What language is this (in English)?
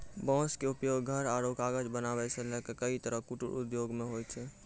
Maithili